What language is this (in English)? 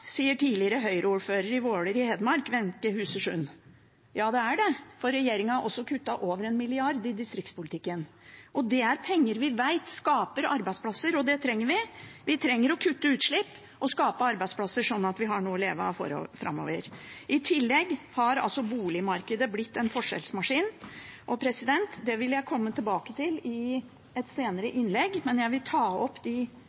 Norwegian Bokmål